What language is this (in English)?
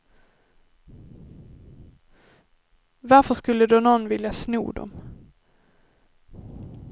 Swedish